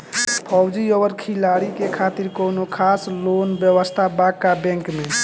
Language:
Bhojpuri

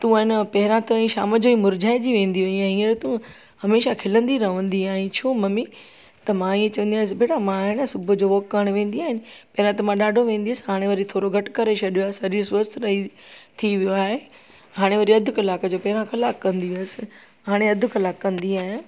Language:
Sindhi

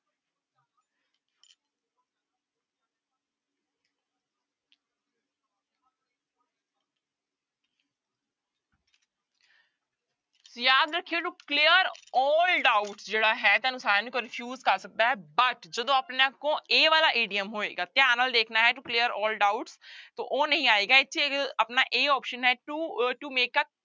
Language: Punjabi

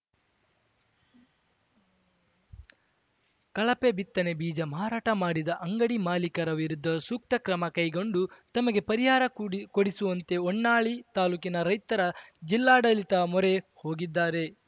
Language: Kannada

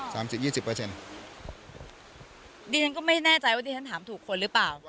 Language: Thai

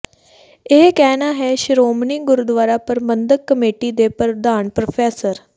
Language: Punjabi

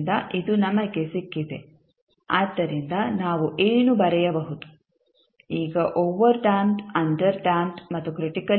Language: Kannada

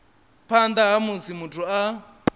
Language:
Venda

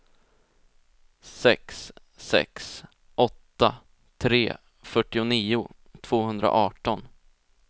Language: Swedish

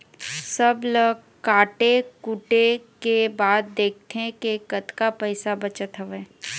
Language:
Chhattisgarhi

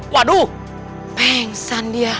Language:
Indonesian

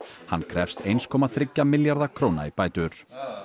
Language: Icelandic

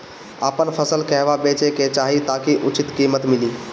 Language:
Bhojpuri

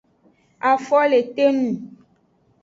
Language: Aja (Benin)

